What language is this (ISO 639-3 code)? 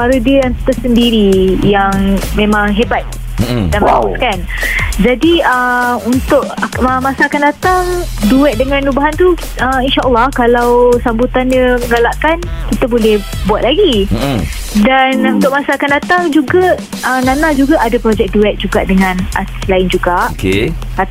msa